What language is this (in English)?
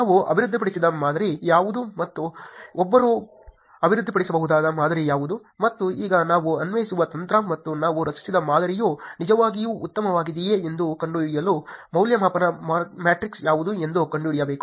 Kannada